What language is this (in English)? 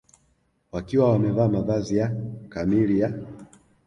Swahili